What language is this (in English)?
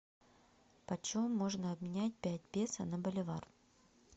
Russian